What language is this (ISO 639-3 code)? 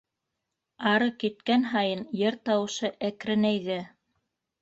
bak